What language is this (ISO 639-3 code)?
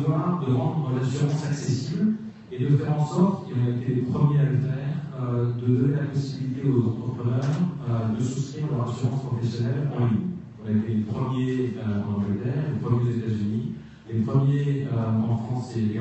fra